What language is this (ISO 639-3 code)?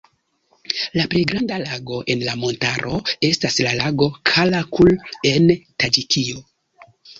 epo